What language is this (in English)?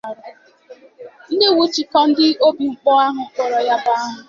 Igbo